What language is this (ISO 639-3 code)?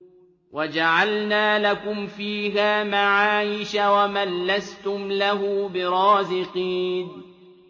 ara